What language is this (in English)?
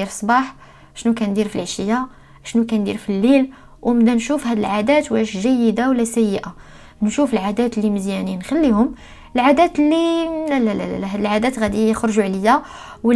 Arabic